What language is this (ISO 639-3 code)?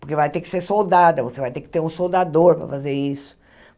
por